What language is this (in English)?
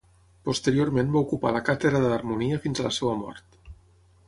Catalan